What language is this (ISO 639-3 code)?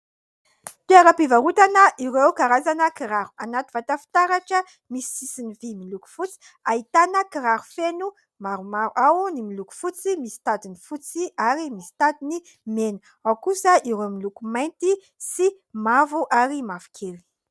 mlg